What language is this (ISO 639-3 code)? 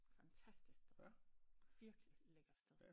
dan